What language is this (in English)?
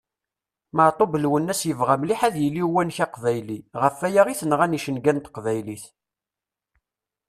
Kabyle